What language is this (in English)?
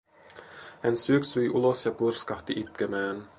Finnish